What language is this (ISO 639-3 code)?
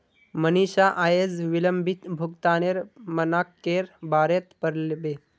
mag